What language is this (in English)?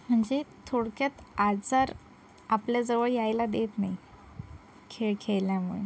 Marathi